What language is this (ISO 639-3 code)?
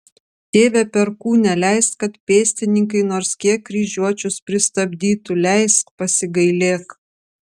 lit